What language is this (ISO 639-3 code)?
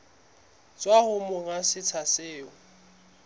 sot